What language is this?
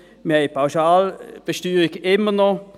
Swiss German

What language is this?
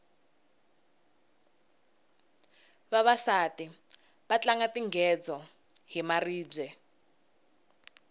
Tsonga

